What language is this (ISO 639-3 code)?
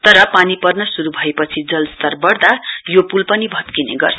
nep